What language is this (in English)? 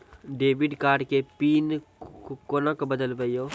Maithili